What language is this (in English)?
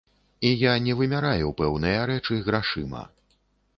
Belarusian